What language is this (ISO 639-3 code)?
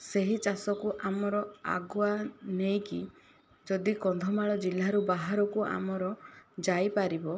ori